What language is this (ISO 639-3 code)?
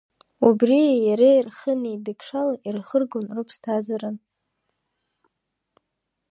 abk